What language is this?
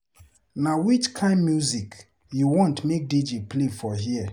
Nigerian Pidgin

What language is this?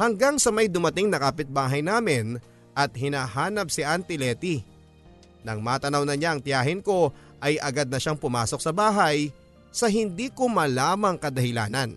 Filipino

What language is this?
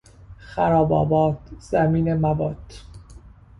Persian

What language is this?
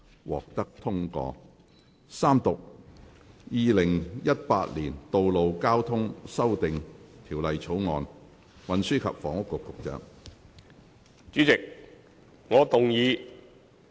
Cantonese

